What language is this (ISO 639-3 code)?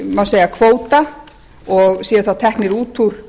isl